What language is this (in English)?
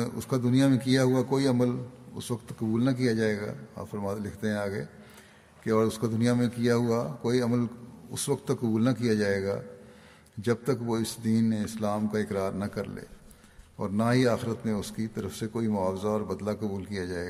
Urdu